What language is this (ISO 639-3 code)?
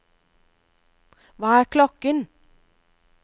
nor